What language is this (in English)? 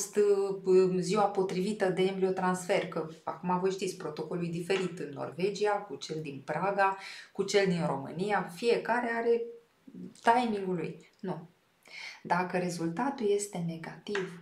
Romanian